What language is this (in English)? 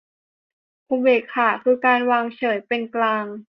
Thai